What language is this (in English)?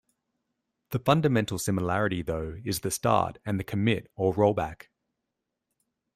English